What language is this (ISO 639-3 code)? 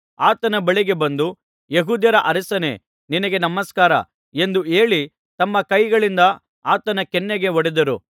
kan